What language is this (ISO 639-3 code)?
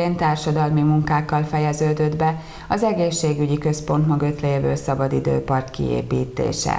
hun